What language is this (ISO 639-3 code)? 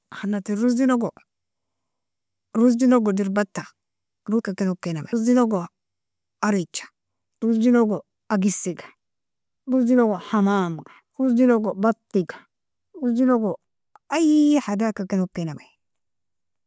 fia